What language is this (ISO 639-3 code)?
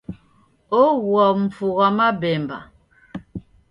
dav